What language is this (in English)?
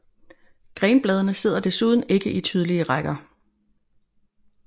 Danish